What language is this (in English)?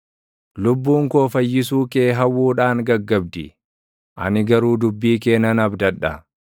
Oromo